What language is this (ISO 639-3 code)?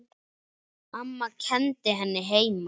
isl